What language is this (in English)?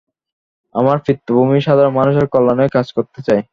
Bangla